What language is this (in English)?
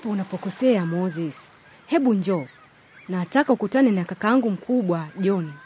Swahili